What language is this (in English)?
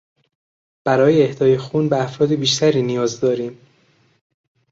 Persian